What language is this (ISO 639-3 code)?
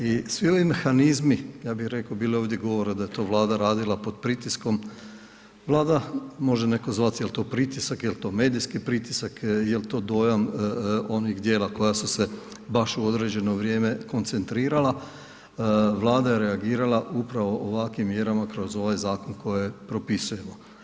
hrv